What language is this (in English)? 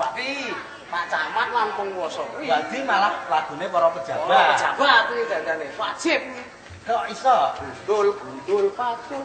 Indonesian